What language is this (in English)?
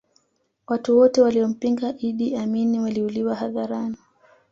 Swahili